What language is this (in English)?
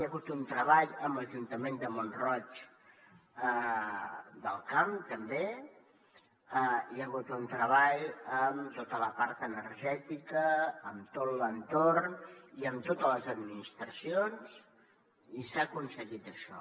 Catalan